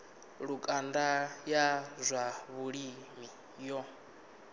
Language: Venda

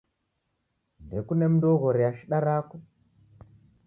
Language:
Taita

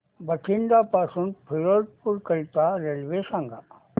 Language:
Marathi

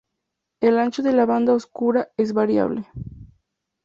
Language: Spanish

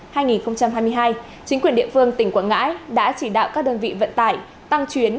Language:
Vietnamese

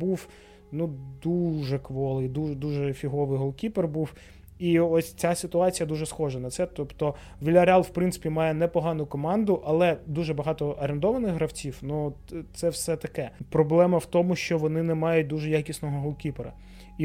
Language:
Ukrainian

